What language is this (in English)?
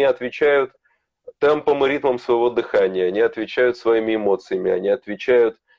Russian